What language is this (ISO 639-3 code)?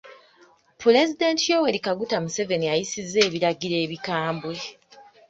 lug